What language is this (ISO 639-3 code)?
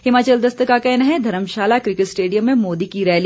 hin